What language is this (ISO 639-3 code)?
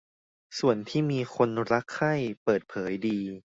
tha